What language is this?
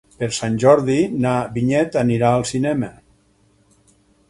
Catalan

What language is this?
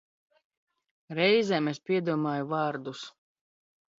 Latvian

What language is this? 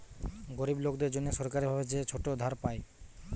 Bangla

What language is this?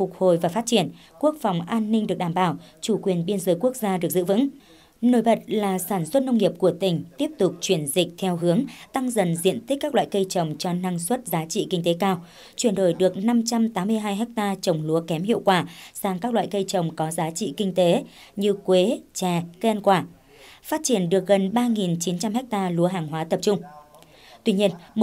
Vietnamese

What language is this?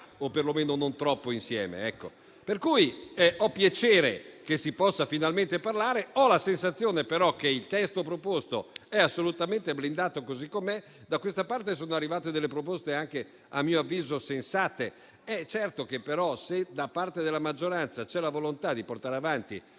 Italian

